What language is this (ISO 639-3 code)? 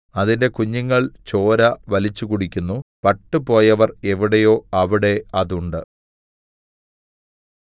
mal